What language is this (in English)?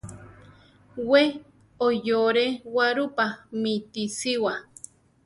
Central Tarahumara